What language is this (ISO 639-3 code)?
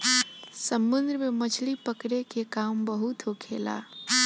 bho